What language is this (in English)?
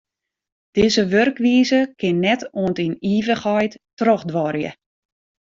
Western Frisian